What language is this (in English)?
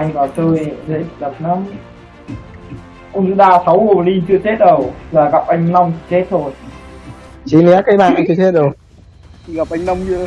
Vietnamese